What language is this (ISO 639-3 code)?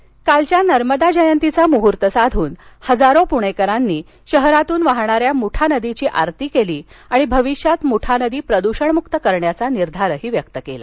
mar